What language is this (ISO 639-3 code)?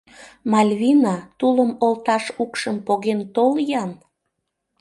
chm